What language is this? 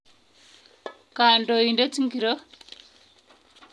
Kalenjin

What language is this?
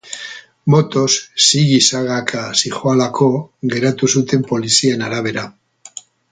Basque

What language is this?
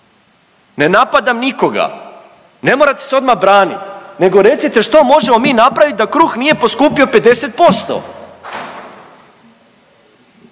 Croatian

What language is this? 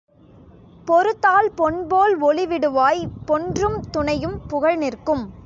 Tamil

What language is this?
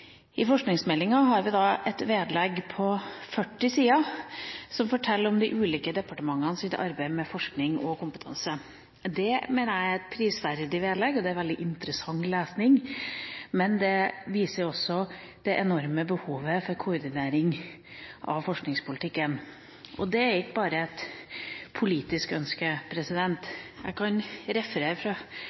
Norwegian Bokmål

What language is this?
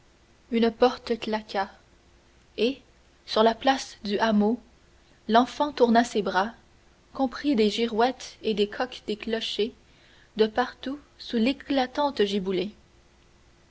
French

